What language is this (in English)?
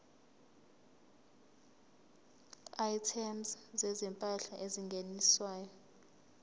Zulu